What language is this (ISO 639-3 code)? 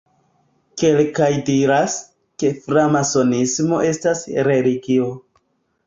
epo